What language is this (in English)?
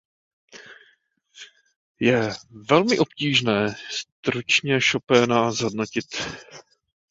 Czech